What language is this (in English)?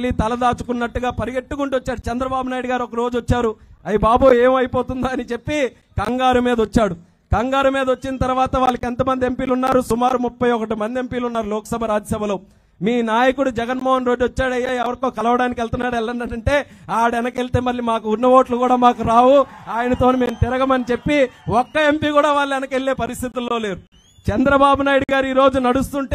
Telugu